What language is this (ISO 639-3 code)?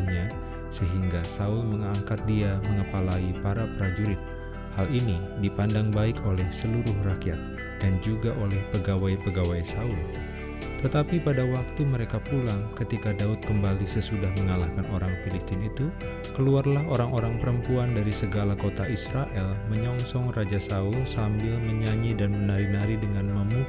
ind